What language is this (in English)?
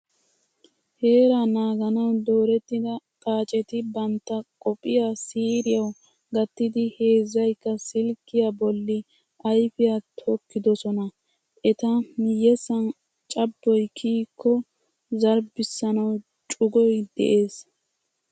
Wolaytta